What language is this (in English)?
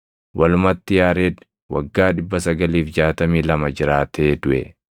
Oromo